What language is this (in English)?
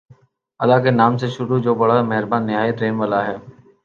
Urdu